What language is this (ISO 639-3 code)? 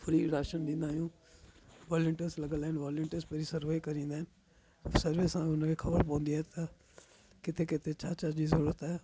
snd